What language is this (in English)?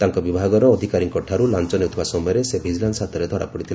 Odia